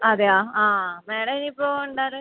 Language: Malayalam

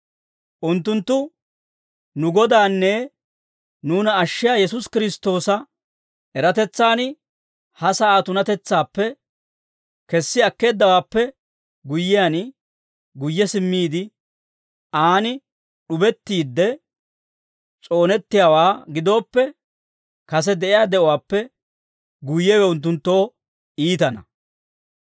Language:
Dawro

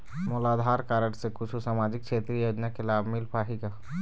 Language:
Chhattisgarhi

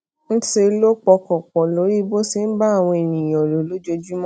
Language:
Yoruba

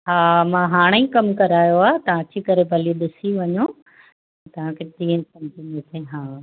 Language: Sindhi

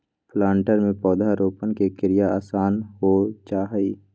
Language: Magahi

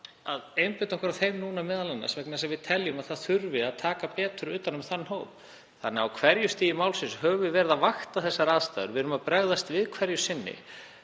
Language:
Icelandic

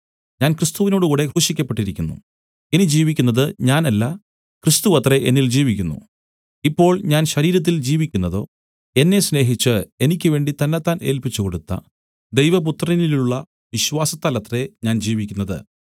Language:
Malayalam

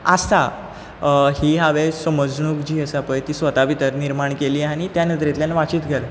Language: Konkani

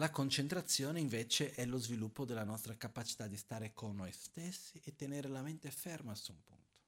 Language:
Italian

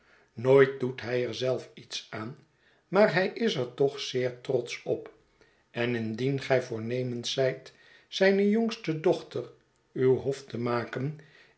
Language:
Dutch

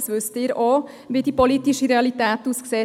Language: Swiss German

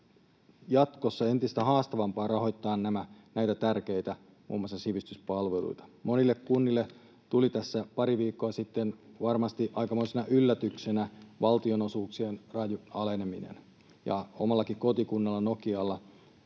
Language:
Finnish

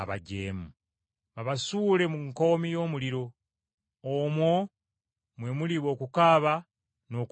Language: Ganda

